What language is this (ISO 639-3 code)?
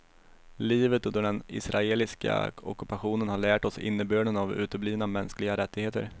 swe